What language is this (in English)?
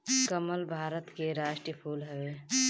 Bhojpuri